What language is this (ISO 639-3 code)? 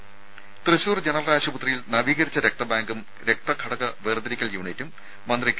mal